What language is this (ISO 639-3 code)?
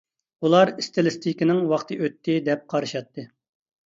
uig